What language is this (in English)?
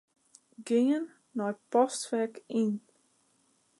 Western Frisian